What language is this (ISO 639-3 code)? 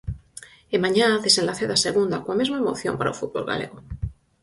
glg